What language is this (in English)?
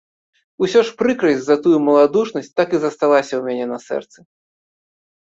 Belarusian